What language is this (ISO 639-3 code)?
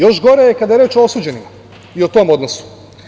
srp